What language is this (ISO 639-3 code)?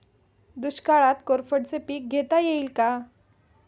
mar